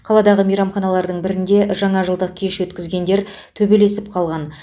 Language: Kazakh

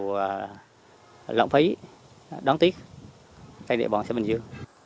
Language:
Vietnamese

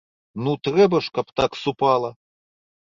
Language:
Belarusian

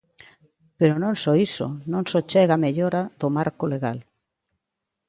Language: Galician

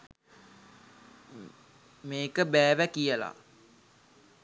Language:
Sinhala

